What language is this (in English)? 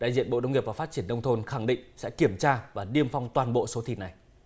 Vietnamese